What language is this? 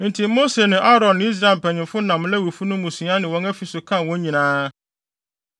Akan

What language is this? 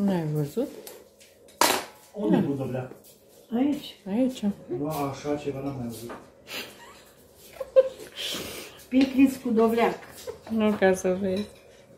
Romanian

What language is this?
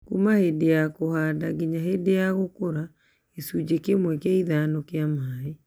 Kikuyu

